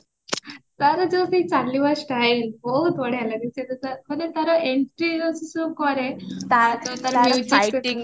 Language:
Odia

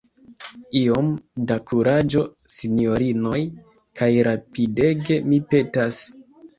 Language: Esperanto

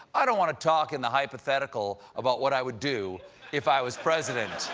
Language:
English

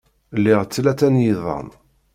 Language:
Kabyle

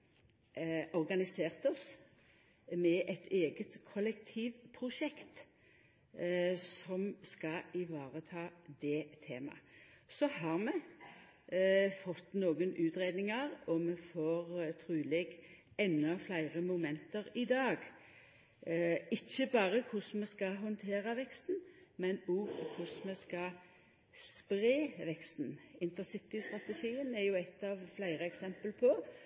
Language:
Norwegian Nynorsk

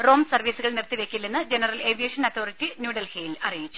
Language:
Malayalam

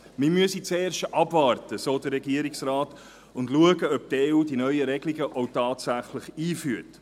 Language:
Swiss German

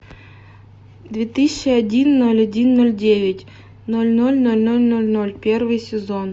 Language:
Russian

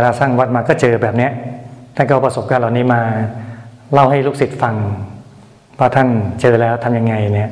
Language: Thai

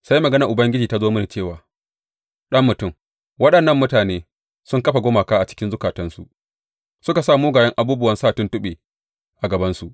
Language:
Hausa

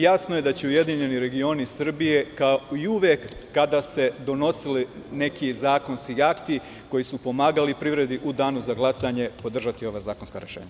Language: Serbian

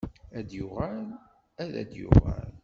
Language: Kabyle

